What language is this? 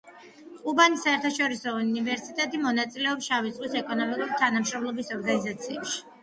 Georgian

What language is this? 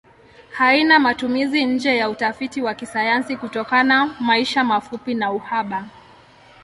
Swahili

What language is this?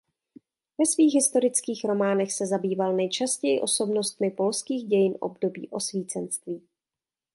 Czech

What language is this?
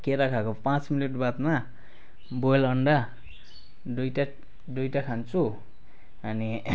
Nepali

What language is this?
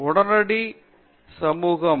Tamil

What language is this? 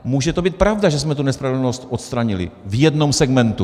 Czech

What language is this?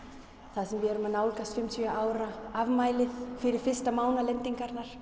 Icelandic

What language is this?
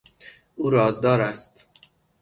Persian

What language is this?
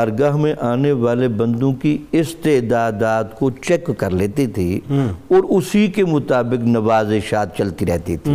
Urdu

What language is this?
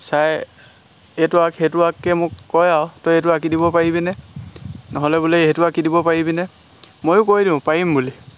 Assamese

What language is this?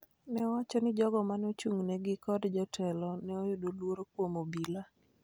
Luo (Kenya and Tanzania)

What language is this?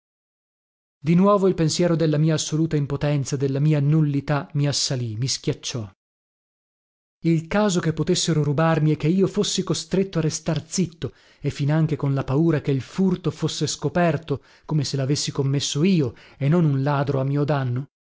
Italian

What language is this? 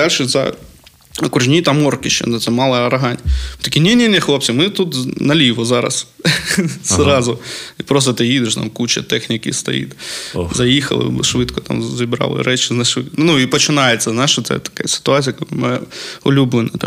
Ukrainian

